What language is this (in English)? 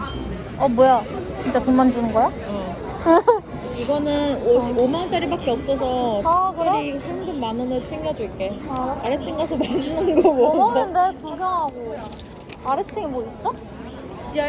Korean